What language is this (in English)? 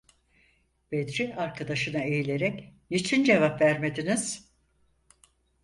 Turkish